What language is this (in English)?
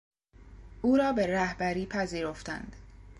Persian